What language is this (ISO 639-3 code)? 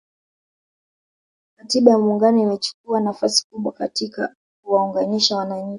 swa